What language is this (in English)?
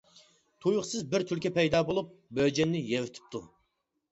Uyghur